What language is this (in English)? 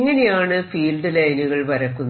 Malayalam